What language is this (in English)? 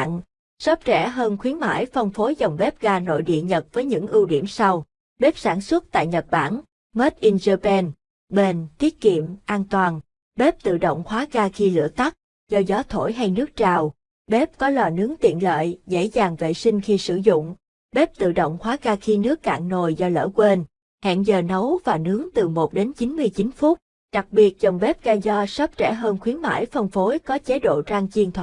Vietnamese